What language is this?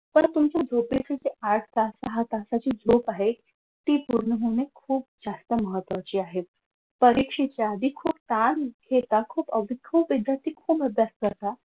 Marathi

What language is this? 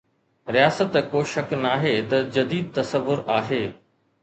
Sindhi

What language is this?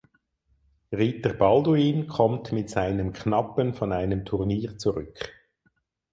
German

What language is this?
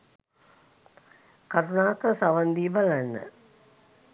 Sinhala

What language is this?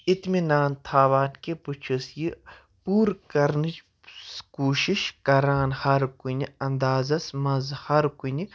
Kashmiri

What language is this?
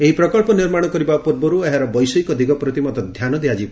Odia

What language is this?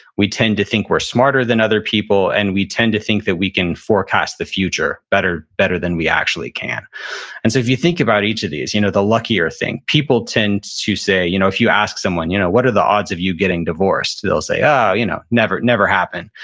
English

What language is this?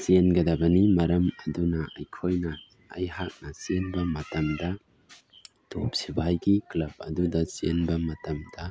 Manipuri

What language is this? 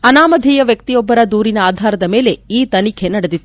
Kannada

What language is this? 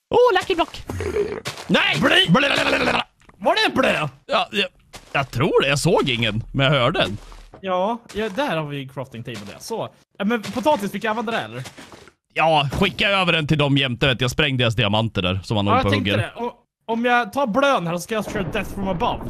Swedish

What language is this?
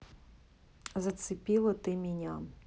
Russian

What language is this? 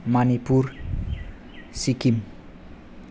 Bodo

